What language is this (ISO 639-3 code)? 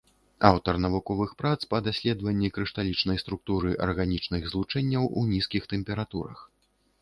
bel